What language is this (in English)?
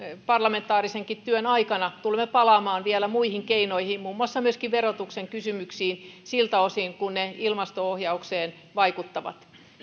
Finnish